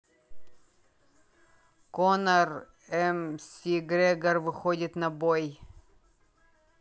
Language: Russian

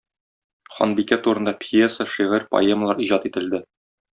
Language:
Tatar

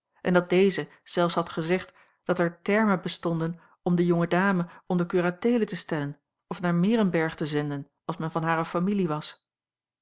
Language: Dutch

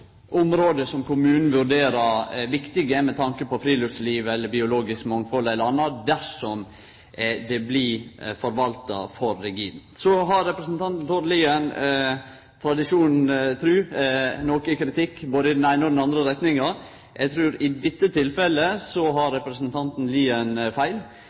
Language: Norwegian Nynorsk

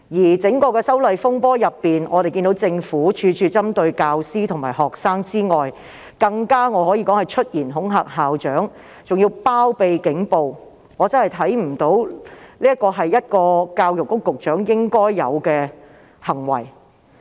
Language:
Cantonese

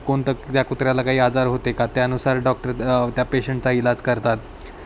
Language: Marathi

